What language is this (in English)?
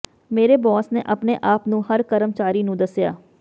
Punjabi